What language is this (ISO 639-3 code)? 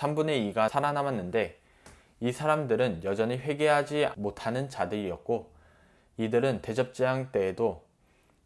kor